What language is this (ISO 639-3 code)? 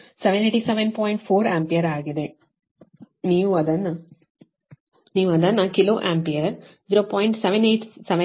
kan